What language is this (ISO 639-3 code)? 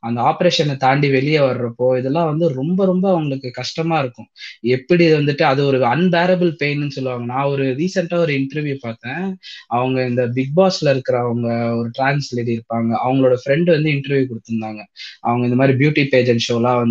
tam